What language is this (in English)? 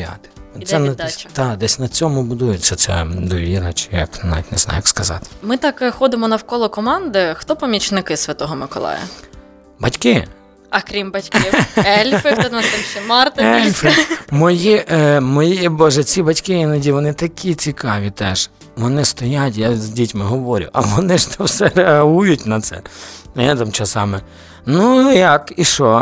Ukrainian